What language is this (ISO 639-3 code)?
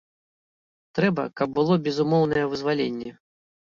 bel